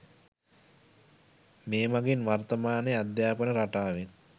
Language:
Sinhala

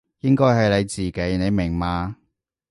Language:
Cantonese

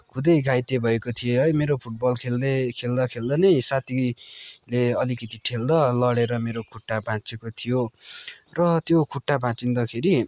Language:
Nepali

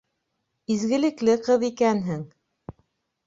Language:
Bashkir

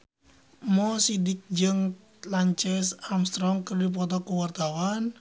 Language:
Sundanese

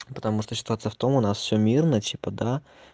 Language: Russian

